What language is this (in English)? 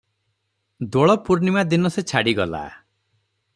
Odia